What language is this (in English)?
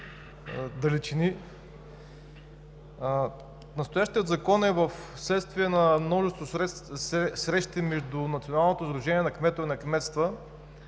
Bulgarian